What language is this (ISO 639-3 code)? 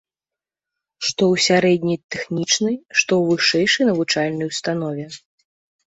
bel